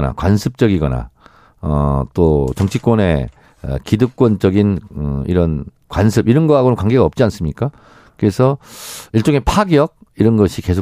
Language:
Korean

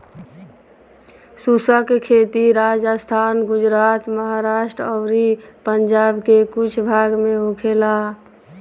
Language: Bhojpuri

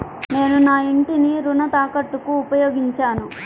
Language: Telugu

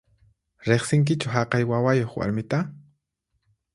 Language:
Puno Quechua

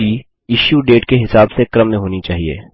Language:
Hindi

